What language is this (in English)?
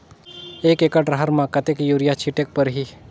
Chhattisgarhi